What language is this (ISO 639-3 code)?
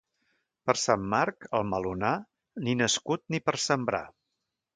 cat